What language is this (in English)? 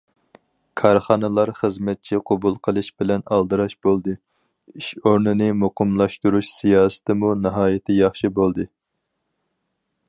Uyghur